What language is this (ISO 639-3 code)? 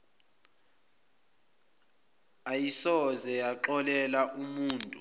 zul